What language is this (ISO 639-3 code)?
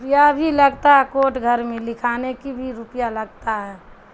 urd